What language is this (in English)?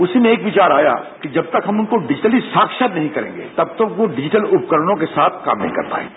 Hindi